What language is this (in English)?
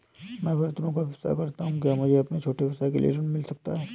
Hindi